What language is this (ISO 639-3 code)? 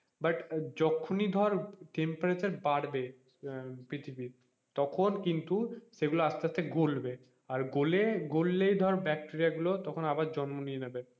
ben